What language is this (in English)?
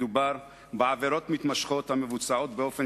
Hebrew